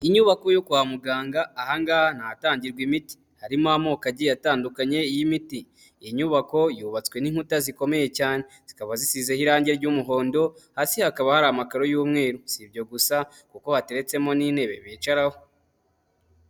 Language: Kinyarwanda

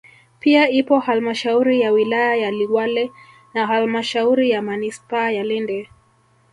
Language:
Swahili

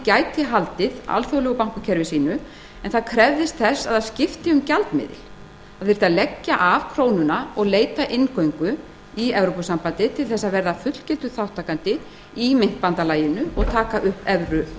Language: Icelandic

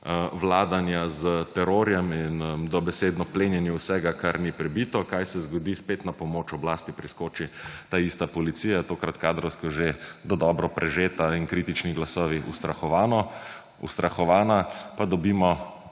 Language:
Slovenian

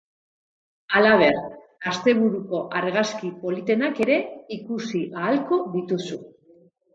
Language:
Basque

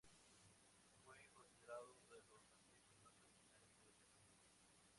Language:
Spanish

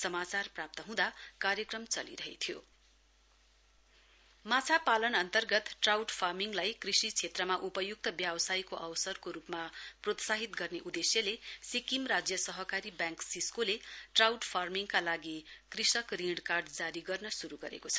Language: Nepali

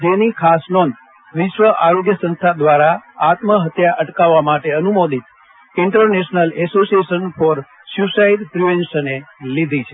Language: Gujarati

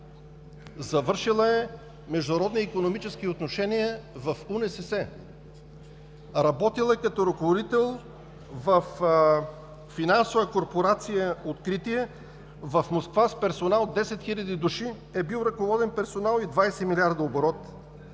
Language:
Bulgarian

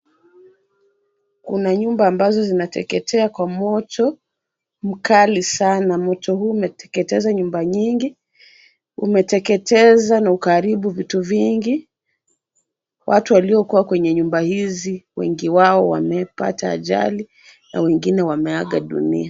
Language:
Swahili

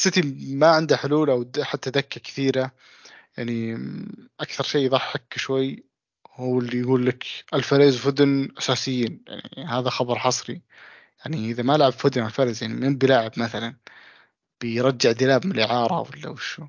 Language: Arabic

